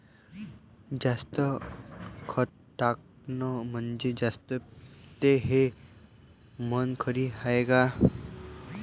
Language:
Marathi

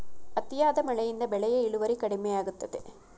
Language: Kannada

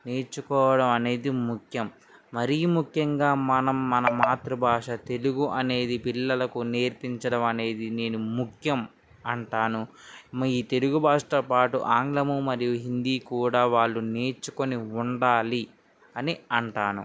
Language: Telugu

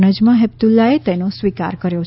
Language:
Gujarati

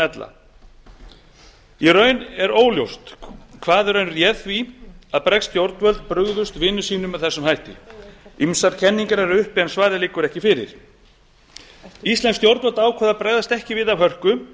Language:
Icelandic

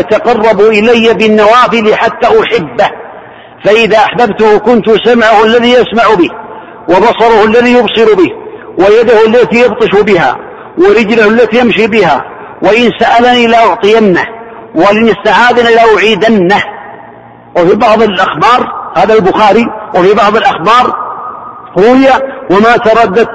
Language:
Arabic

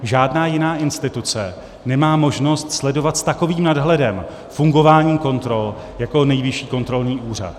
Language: Czech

